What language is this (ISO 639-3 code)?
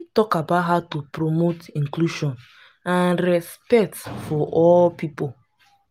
pcm